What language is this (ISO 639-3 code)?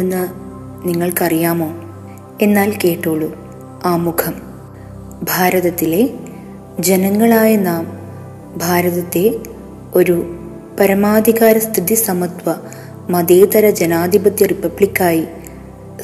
mal